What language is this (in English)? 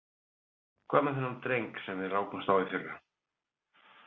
Icelandic